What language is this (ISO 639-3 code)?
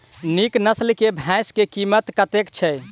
mai